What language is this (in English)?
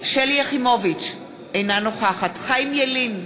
Hebrew